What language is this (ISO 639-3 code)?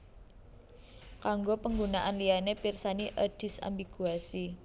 jav